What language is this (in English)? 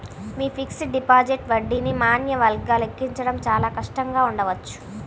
Telugu